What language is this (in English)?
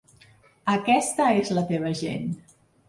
Catalan